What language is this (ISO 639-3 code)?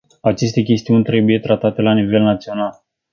ron